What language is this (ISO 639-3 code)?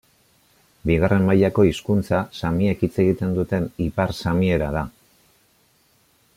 eus